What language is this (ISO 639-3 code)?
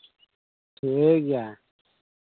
sat